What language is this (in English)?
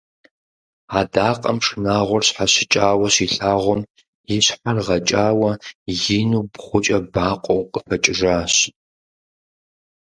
Kabardian